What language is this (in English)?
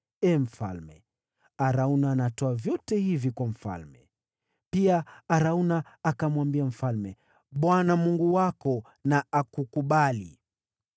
Swahili